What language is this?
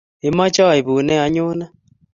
Kalenjin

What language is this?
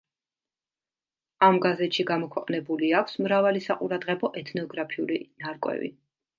Georgian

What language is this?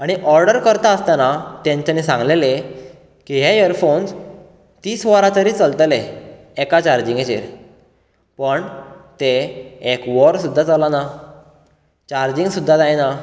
Konkani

